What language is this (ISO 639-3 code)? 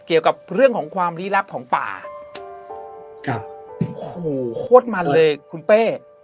tha